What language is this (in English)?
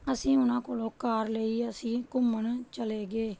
Punjabi